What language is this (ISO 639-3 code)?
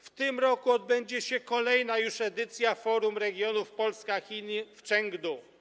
pol